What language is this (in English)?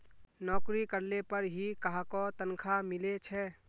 Magahi